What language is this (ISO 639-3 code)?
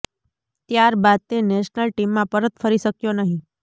guj